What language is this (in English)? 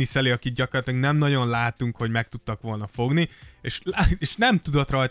Hungarian